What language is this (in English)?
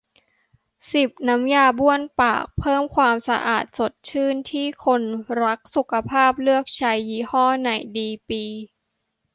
Thai